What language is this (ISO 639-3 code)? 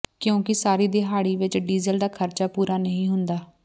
pan